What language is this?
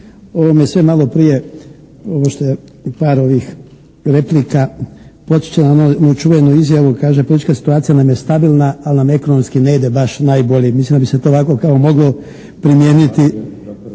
Croatian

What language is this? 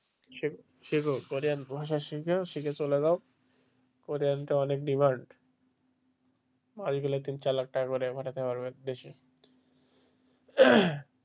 Bangla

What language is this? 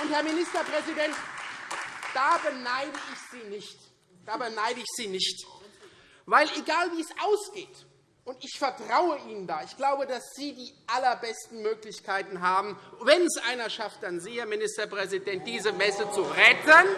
German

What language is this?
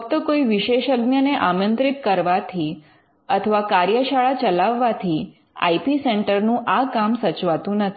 Gujarati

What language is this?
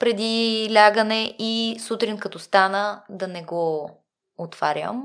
Bulgarian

